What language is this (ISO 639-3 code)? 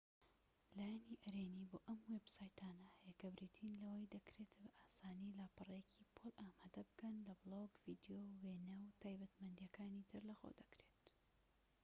ckb